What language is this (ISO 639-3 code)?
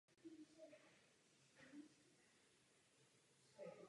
ces